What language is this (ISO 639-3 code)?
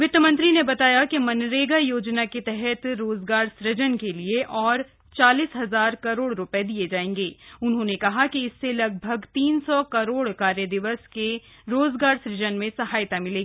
hin